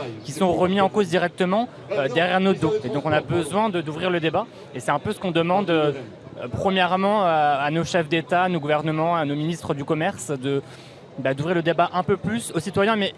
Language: French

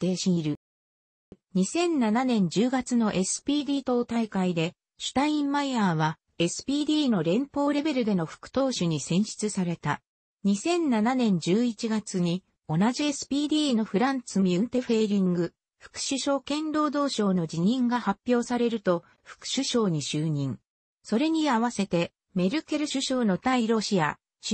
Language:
Japanese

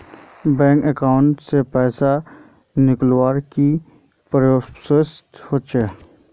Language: Magahi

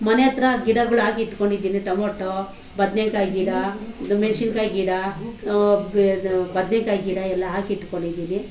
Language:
Kannada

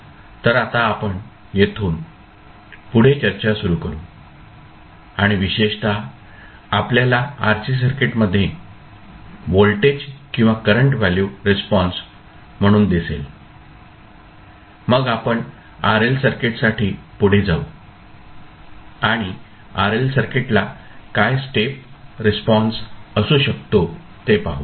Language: Marathi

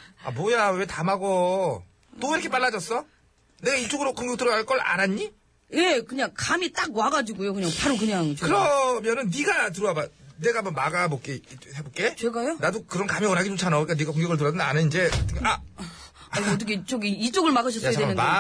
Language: Korean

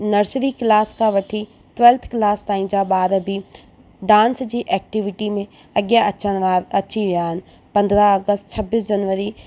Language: Sindhi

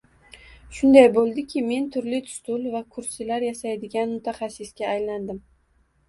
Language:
Uzbek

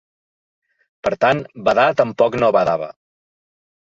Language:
Catalan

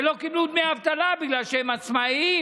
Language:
Hebrew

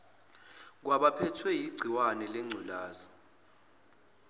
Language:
Zulu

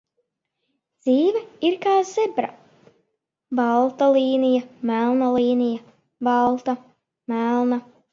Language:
Latvian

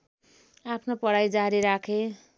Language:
Nepali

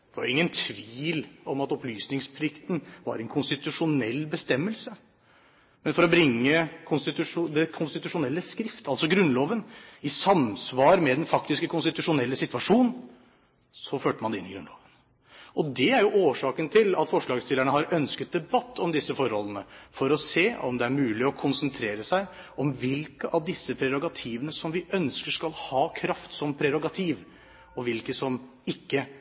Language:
Norwegian Bokmål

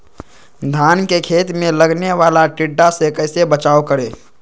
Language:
Magahi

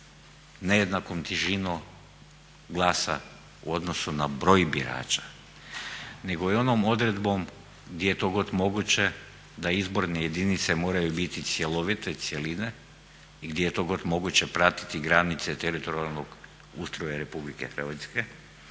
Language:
Croatian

